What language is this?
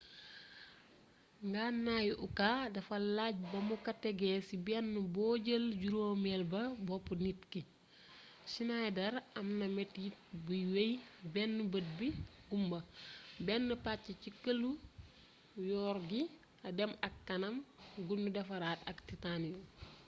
Wolof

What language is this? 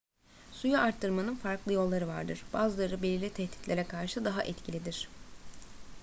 Turkish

